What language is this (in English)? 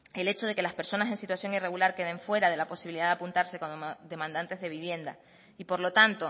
Spanish